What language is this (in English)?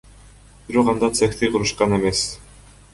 Kyrgyz